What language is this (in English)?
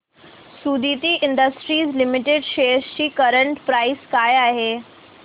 Marathi